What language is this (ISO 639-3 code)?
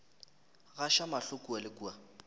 nso